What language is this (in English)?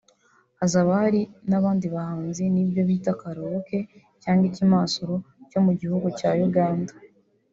Kinyarwanda